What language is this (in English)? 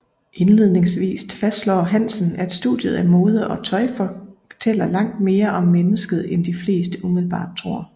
Danish